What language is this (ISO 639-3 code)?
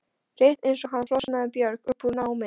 isl